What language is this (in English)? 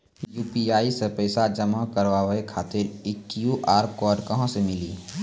Maithili